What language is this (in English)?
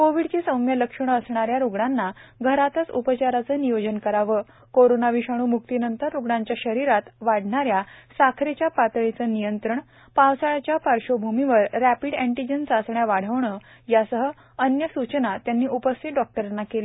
Marathi